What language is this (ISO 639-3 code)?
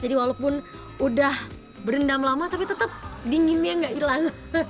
ind